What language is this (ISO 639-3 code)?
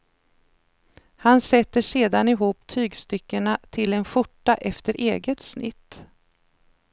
swe